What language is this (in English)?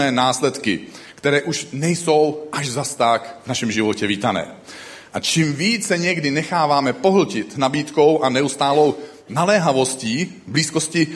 Czech